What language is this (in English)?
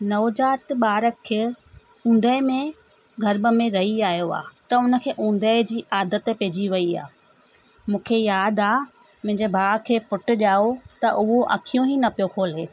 Sindhi